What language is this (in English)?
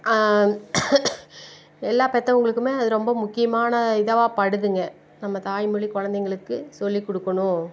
Tamil